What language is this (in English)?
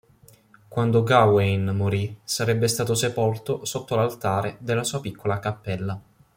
Italian